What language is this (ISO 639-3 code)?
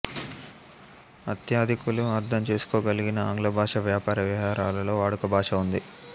tel